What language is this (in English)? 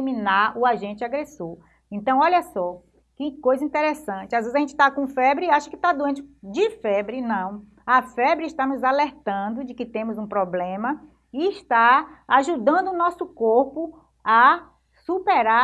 Portuguese